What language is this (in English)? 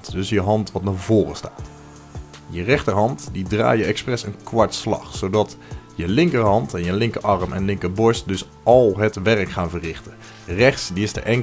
Dutch